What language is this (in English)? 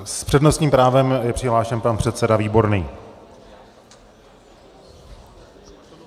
Czech